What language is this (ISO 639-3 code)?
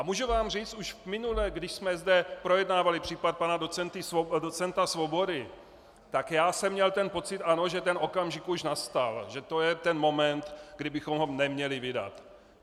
ces